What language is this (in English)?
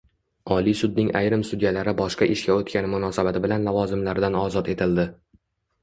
Uzbek